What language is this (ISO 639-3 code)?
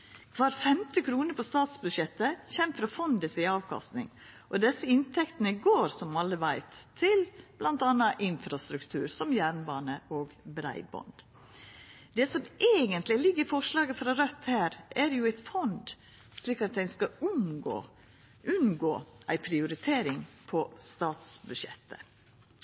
nno